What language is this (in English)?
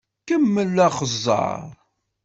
Kabyle